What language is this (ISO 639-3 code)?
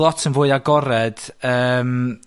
cym